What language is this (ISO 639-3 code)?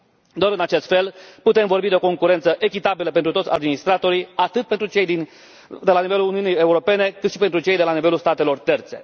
ron